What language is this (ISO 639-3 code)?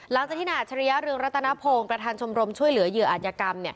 tha